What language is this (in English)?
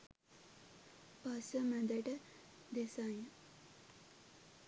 Sinhala